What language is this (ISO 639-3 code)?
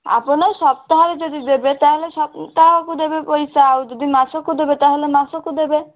ori